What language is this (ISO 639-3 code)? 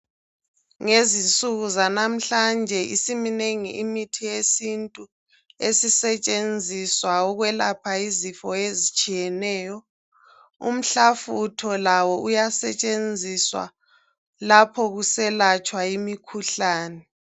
nde